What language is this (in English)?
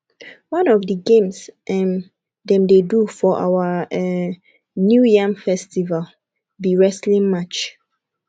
Nigerian Pidgin